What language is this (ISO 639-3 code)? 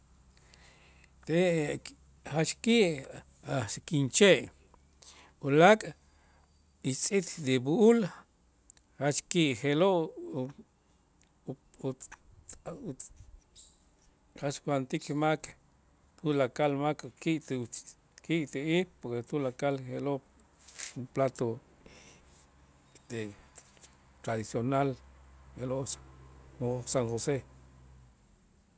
itz